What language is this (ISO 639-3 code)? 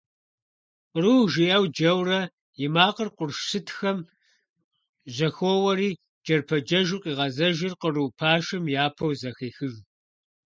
kbd